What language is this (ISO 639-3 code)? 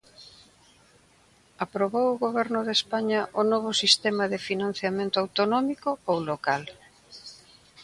glg